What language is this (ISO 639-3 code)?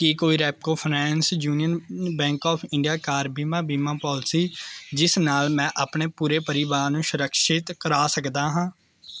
pan